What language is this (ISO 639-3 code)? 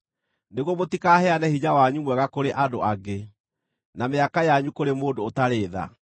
kik